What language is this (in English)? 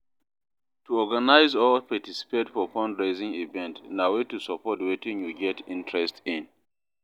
Nigerian Pidgin